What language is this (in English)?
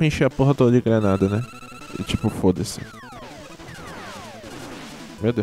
Portuguese